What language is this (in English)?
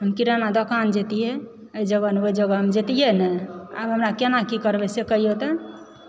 Maithili